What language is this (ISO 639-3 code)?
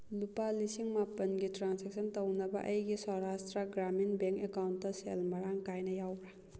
mni